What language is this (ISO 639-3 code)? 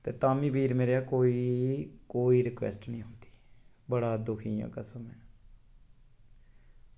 doi